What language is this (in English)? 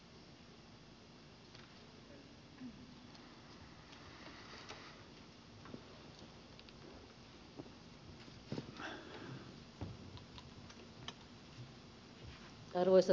Finnish